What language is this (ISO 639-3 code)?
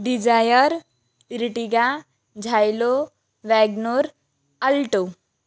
mar